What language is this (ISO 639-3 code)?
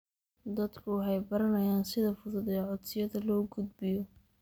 som